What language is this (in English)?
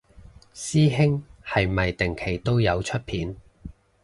Cantonese